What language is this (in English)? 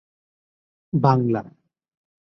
Bangla